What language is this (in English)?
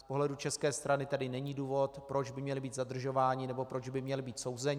Czech